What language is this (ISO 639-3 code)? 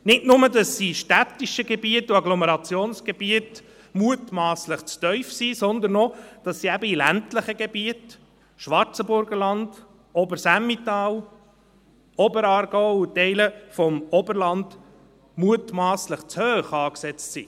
gsw